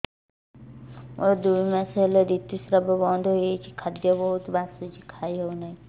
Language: Odia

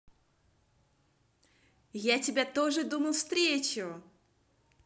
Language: Russian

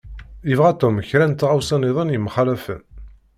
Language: Kabyle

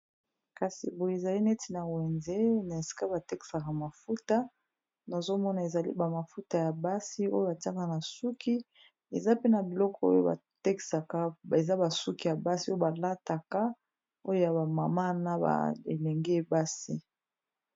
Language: Lingala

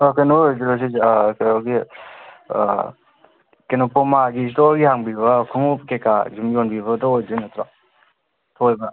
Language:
Manipuri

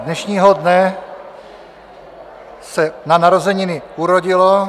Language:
Czech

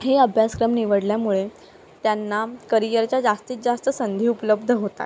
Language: Marathi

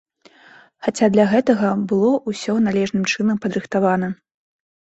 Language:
Belarusian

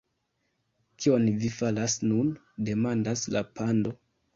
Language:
Esperanto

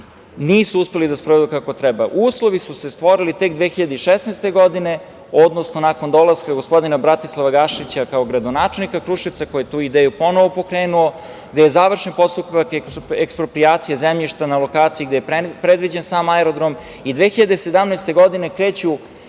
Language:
Serbian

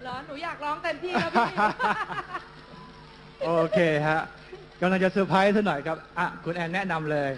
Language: Thai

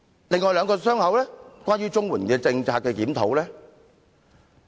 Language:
Cantonese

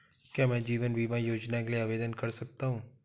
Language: Hindi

